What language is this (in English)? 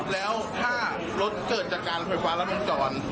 Thai